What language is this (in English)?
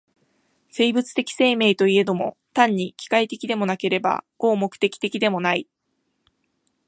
Japanese